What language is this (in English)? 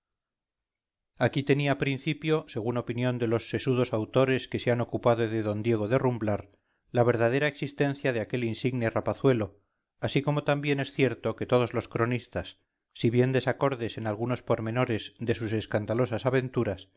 Spanish